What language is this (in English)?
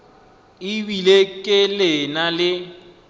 Northern Sotho